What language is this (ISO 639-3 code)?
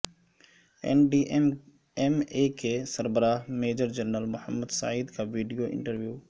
urd